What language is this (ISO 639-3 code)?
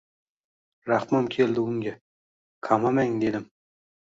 uzb